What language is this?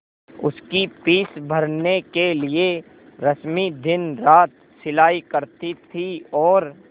Hindi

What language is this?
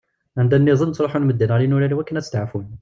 Kabyle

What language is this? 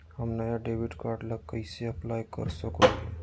Magahi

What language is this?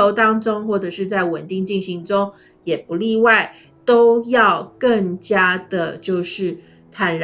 Chinese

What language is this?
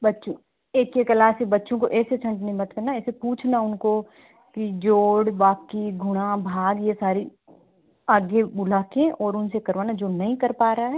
Hindi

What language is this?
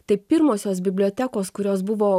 Lithuanian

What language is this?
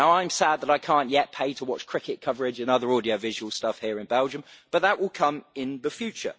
English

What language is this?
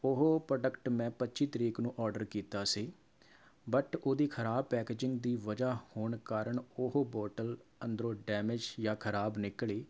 Punjabi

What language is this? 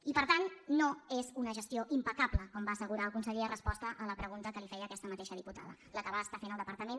Catalan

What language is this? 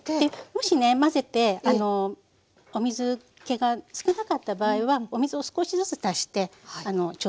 Japanese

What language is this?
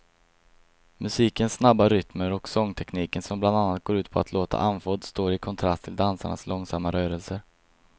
Swedish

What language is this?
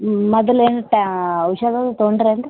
Kannada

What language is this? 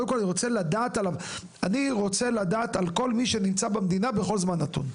Hebrew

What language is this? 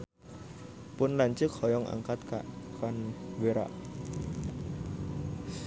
Sundanese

